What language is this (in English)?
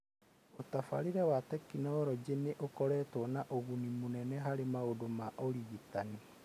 Kikuyu